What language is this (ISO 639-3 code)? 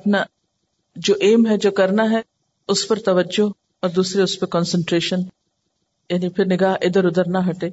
urd